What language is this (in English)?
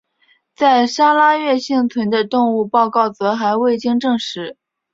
Chinese